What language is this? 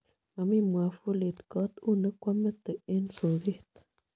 Kalenjin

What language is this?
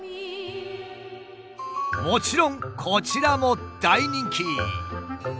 Japanese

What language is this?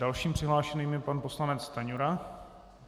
Czech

